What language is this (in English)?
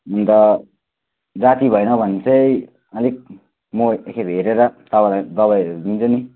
Nepali